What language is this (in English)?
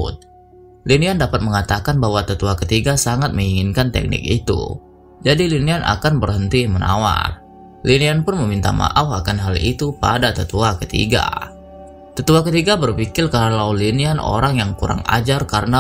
Indonesian